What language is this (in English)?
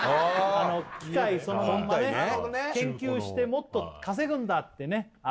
Japanese